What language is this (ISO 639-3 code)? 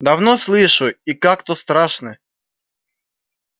rus